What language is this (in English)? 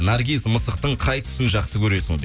Kazakh